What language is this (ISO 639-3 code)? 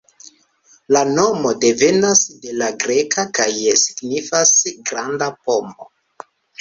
epo